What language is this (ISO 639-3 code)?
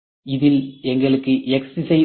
tam